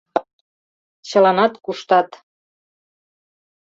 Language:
Mari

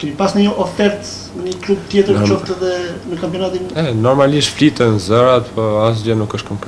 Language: Romanian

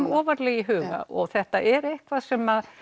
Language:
Icelandic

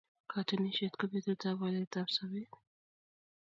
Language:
Kalenjin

